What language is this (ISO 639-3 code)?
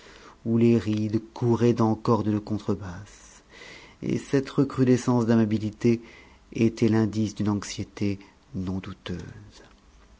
fra